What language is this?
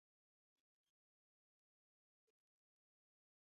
Chinese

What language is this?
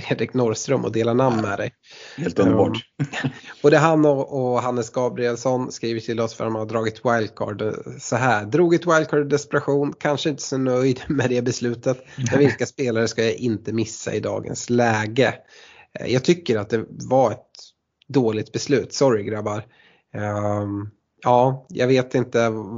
Swedish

